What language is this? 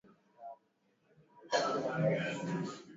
Swahili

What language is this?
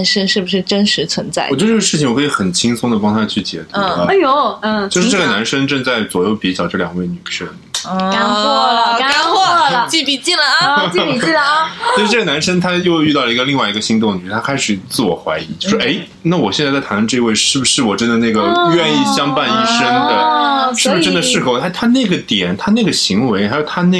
Chinese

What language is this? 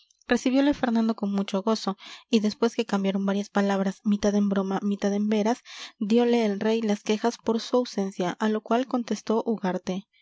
Spanish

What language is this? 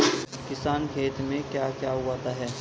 Hindi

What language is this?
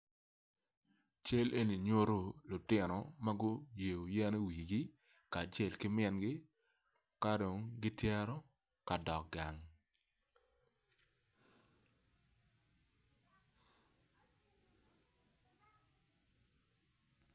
Acoli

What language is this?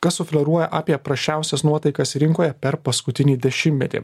Lithuanian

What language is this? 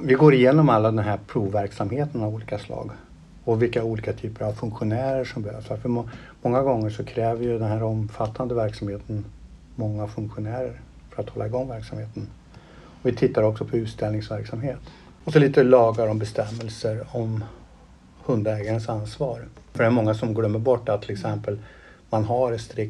Swedish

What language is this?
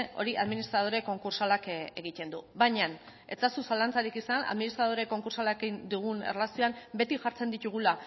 Basque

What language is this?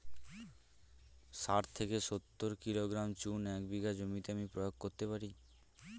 Bangla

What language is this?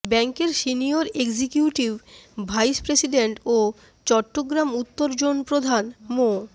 Bangla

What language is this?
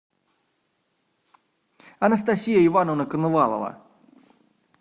Russian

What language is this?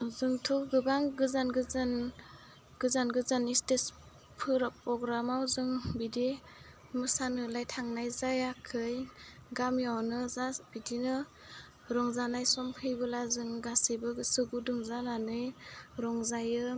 Bodo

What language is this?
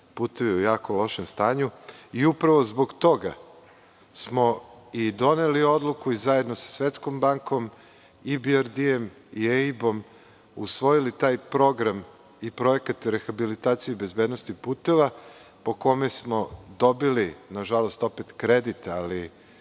Serbian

